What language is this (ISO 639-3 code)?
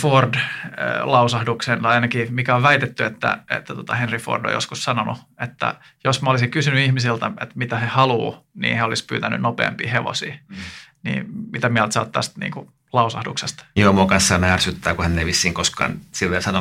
fin